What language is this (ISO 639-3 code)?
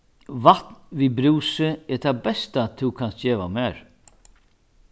fao